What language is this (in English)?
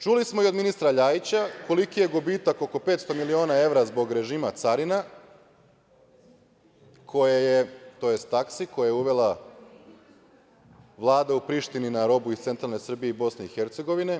Serbian